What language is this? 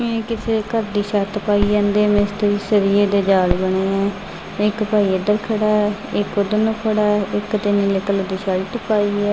Punjabi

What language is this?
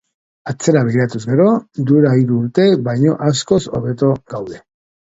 Basque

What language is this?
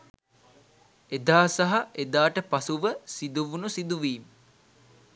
Sinhala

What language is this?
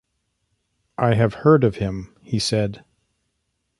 English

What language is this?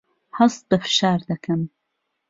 Central Kurdish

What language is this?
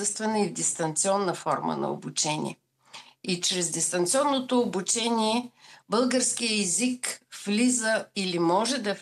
Bulgarian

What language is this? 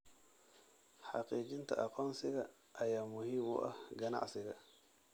Somali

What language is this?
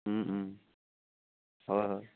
Assamese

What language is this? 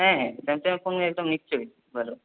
Bangla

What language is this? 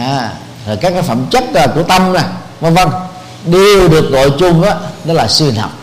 Vietnamese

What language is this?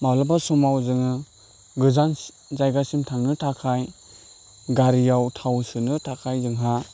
Bodo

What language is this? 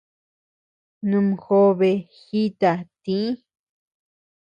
Tepeuxila Cuicatec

